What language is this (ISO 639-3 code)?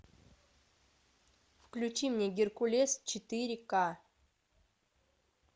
rus